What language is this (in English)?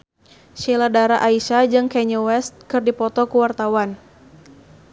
Sundanese